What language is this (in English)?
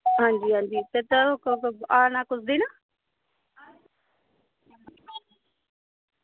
Dogri